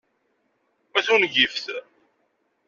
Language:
Kabyle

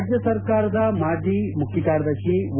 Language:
Kannada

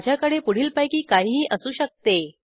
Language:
Marathi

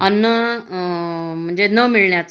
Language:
Marathi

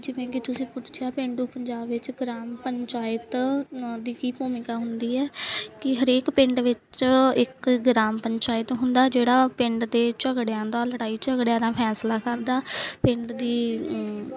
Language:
Punjabi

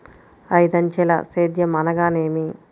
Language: Telugu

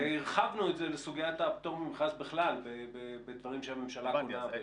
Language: Hebrew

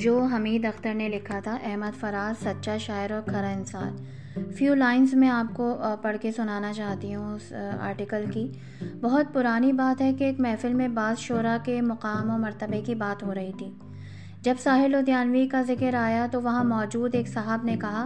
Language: Urdu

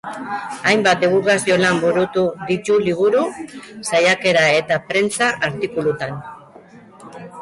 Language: Basque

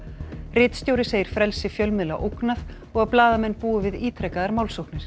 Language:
Icelandic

